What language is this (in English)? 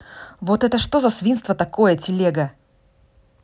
Russian